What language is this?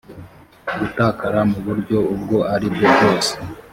Kinyarwanda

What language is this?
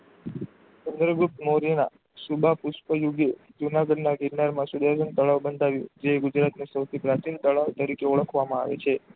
Gujarati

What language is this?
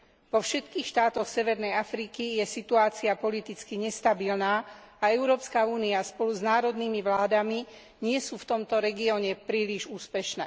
Slovak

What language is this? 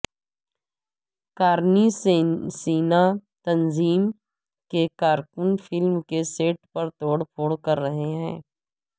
Urdu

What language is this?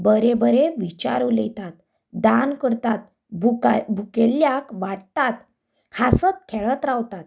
Konkani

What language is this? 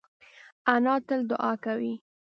Pashto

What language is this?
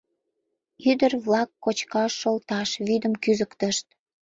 Mari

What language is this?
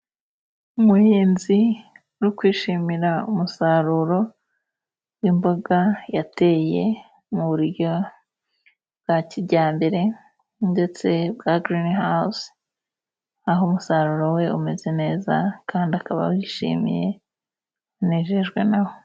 Kinyarwanda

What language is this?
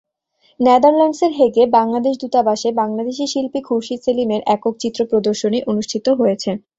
Bangla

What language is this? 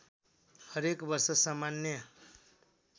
Nepali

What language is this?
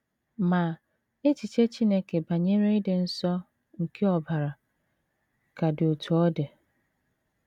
Igbo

